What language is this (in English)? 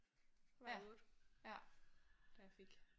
Danish